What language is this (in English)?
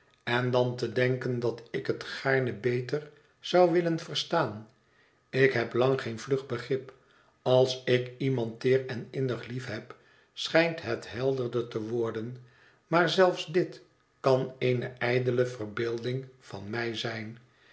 Dutch